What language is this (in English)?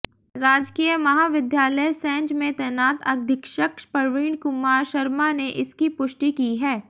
Hindi